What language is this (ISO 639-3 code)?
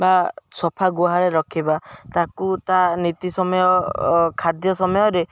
ori